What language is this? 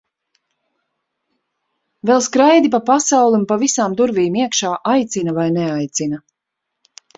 Latvian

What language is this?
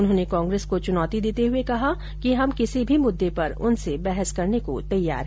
Hindi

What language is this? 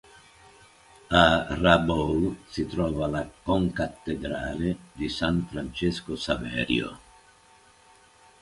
Italian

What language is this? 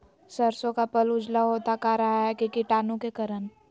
Magahi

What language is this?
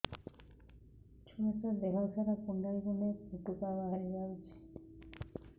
Odia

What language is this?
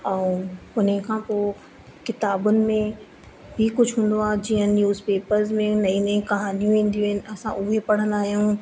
Sindhi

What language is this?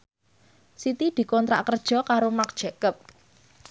Javanese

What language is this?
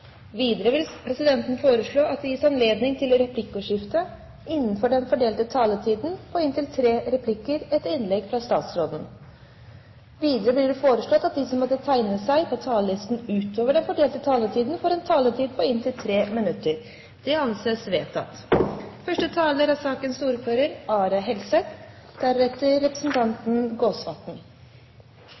Norwegian Bokmål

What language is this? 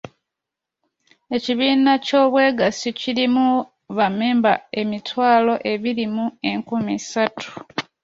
Ganda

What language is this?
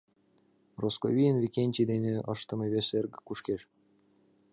Mari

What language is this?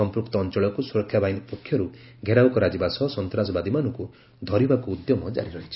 Odia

